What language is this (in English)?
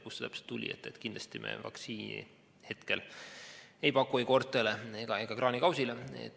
Estonian